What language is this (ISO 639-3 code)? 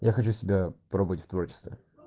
rus